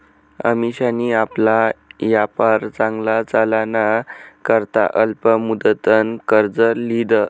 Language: Marathi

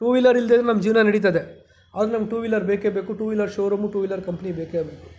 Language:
Kannada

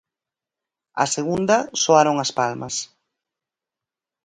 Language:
Galician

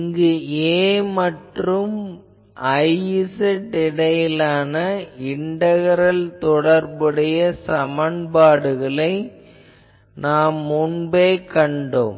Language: Tamil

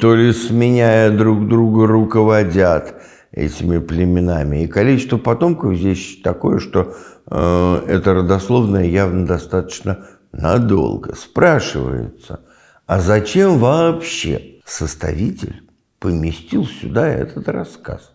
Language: Russian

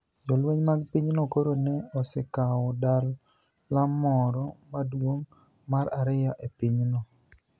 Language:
Luo (Kenya and Tanzania)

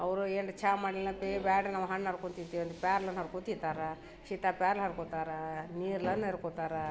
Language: Kannada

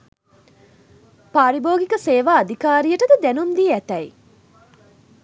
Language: Sinhala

